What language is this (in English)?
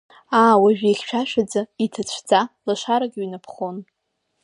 Abkhazian